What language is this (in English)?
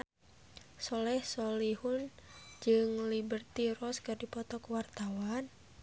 Sundanese